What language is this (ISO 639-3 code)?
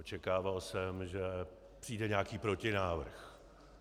ces